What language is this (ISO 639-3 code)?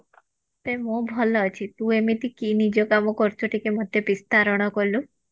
ori